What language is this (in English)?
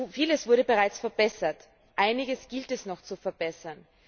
German